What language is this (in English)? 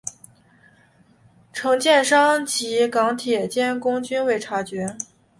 Chinese